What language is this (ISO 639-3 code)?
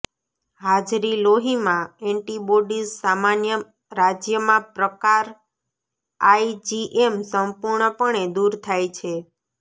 guj